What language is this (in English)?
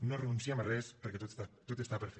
Catalan